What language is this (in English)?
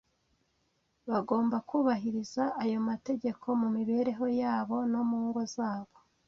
Kinyarwanda